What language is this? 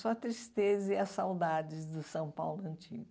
Portuguese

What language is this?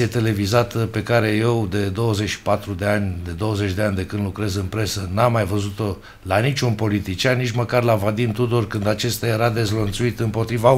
Romanian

